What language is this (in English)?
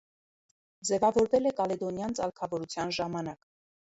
Armenian